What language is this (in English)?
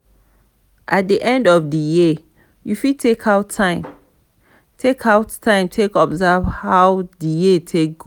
Nigerian Pidgin